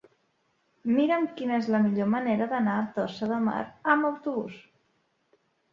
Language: Catalan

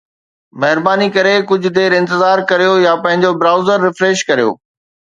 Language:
Sindhi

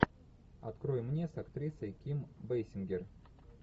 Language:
Russian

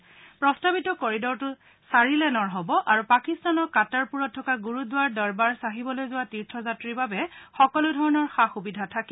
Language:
Assamese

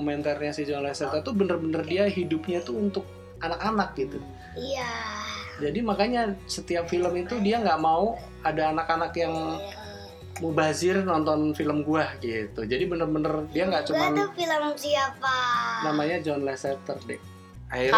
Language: Indonesian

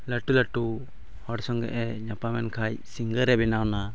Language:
Santali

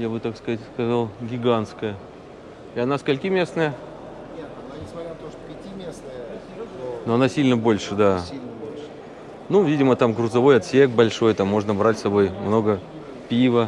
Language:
Russian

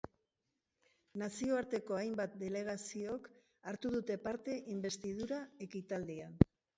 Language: Basque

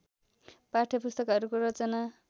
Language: Nepali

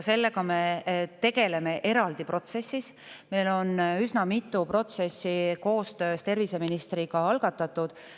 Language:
Estonian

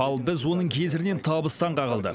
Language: Kazakh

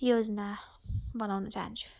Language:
Nepali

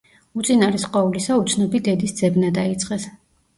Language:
Georgian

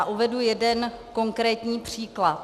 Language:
Czech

